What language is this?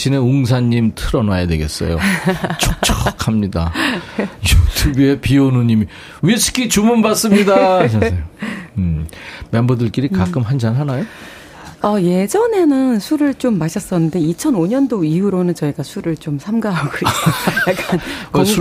Korean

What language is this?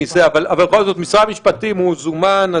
Hebrew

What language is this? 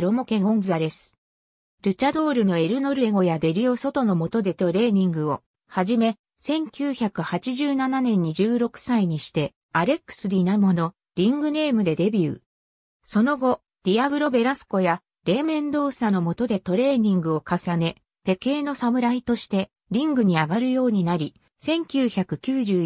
Japanese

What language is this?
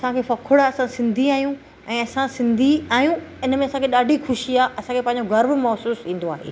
Sindhi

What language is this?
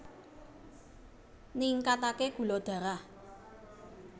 Javanese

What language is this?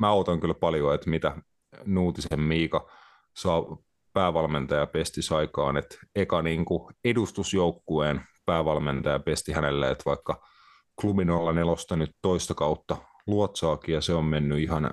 Finnish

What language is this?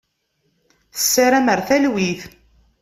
Kabyle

